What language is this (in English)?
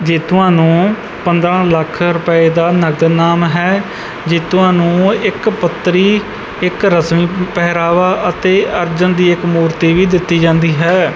Punjabi